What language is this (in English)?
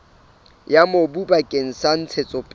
Southern Sotho